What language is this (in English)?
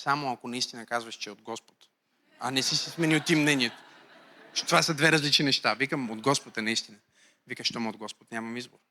Bulgarian